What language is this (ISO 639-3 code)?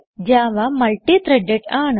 mal